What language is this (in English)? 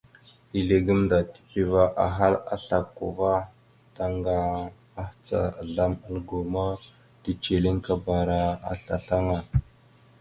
Mada (Cameroon)